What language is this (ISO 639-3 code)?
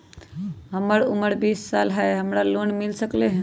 mag